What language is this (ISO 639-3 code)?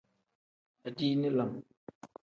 kdh